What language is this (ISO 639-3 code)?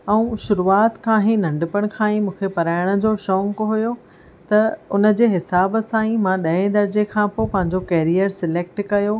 snd